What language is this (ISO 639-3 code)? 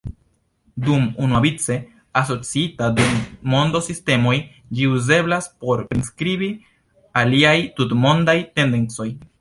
epo